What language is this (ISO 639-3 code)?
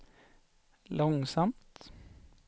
swe